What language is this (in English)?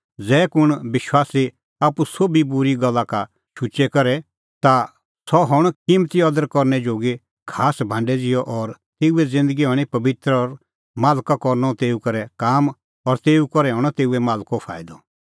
Kullu Pahari